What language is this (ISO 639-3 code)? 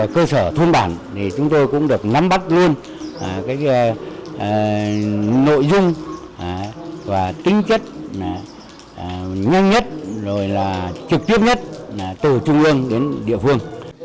vie